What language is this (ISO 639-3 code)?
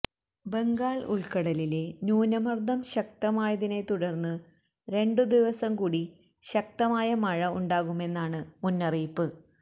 mal